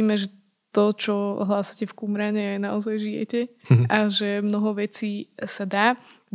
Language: Slovak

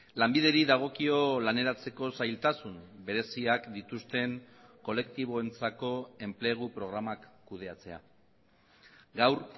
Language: Basque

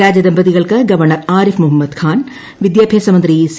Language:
Malayalam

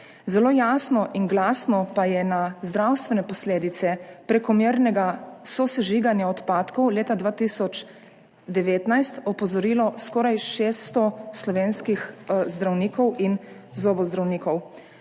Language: Slovenian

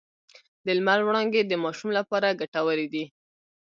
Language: Pashto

